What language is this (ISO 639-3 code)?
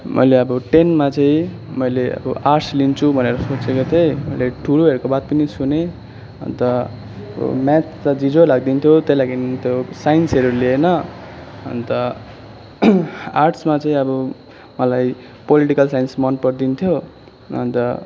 nep